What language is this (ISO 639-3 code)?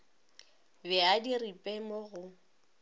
nso